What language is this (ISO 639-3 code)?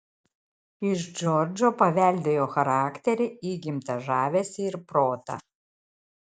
lit